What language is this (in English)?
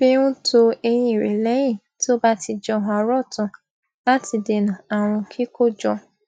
Yoruba